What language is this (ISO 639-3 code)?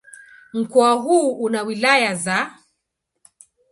swa